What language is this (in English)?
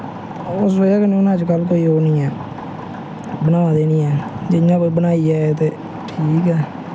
Dogri